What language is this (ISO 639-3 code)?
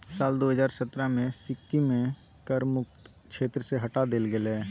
mai